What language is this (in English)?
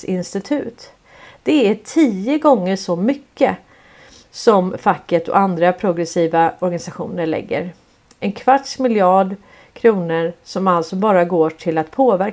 Swedish